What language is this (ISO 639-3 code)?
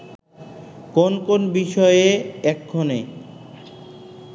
ben